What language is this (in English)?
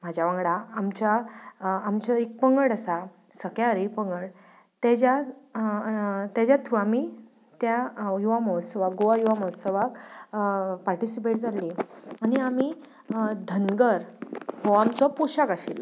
Konkani